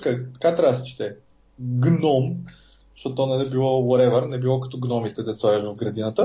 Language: Bulgarian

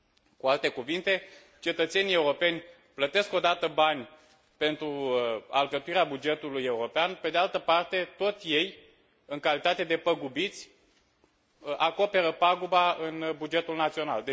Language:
Romanian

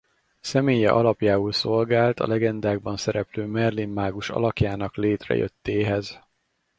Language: Hungarian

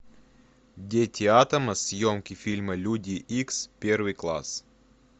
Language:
Russian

